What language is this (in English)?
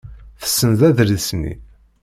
Kabyle